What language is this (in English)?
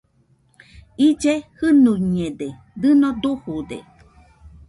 Nüpode Huitoto